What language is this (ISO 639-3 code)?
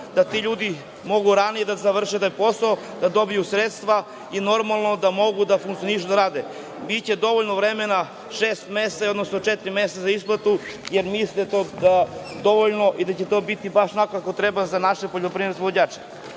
srp